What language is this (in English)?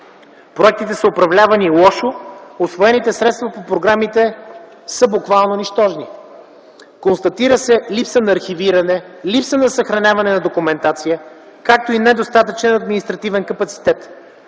Bulgarian